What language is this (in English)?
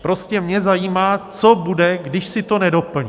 Czech